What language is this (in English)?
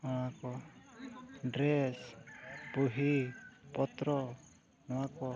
Santali